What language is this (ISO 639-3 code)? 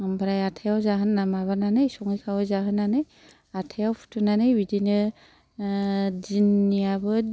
brx